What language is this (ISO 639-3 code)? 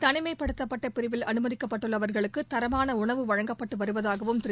tam